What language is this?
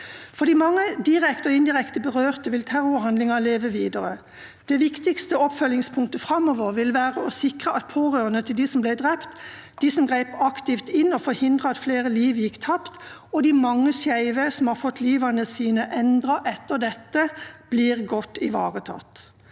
Norwegian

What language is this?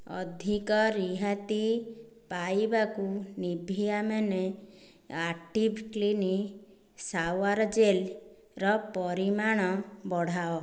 Odia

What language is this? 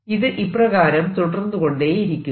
Malayalam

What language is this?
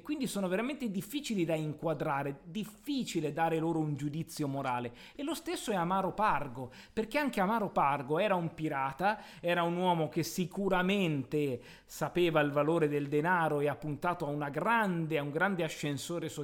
Italian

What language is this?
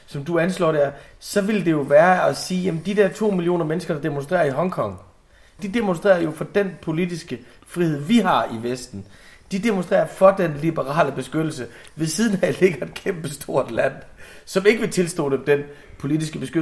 Danish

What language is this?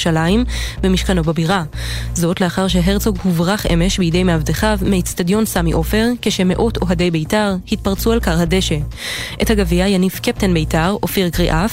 Hebrew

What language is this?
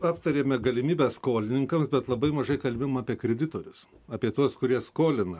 Lithuanian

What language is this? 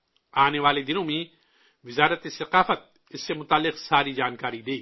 Urdu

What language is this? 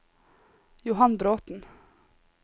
Norwegian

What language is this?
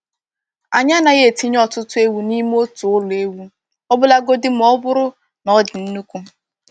Igbo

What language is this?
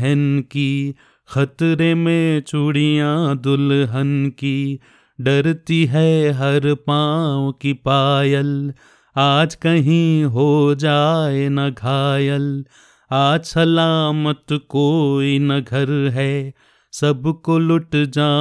Hindi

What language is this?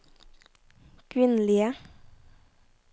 Norwegian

